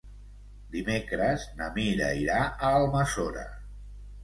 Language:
Catalan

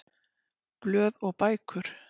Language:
Icelandic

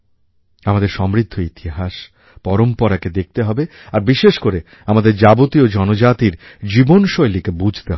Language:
Bangla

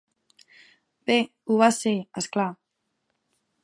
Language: Catalan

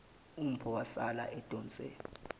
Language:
Zulu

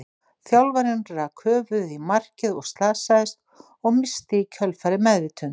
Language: Icelandic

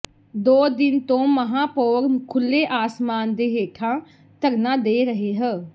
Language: Punjabi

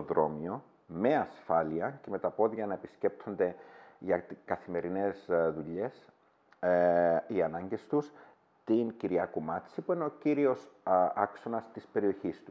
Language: Greek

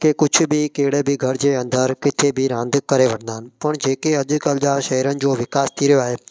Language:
Sindhi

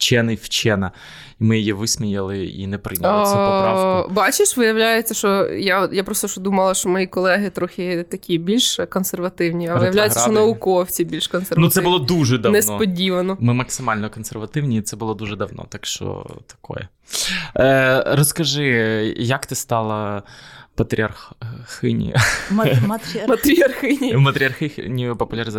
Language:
Ukrainian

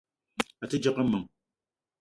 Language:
Eton (Cameroon)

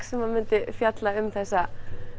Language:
Icelandic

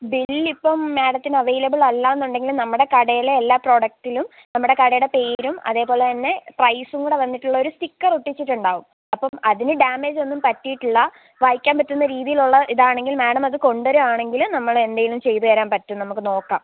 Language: Malayalam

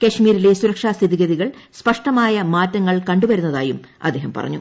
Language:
Malayalam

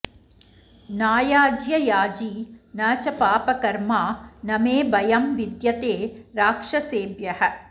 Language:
Sanskrit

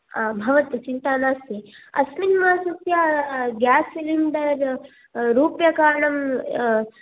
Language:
Sanskrit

